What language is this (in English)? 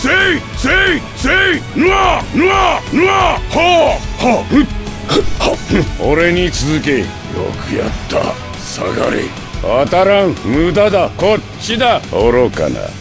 Japanese